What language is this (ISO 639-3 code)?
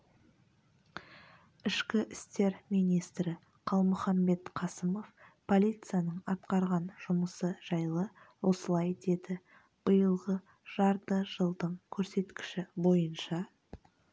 kaz